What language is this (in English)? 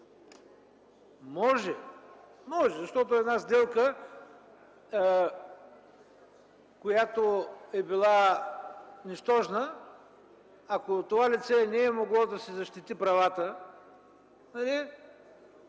Bulgarian